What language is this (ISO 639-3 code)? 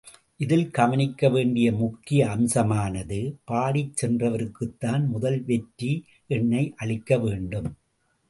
tam